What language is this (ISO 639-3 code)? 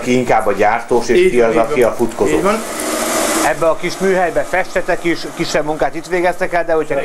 hun